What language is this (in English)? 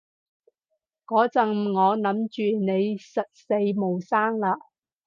Cantonese